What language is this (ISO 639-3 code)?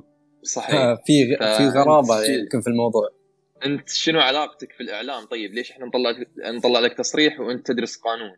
ara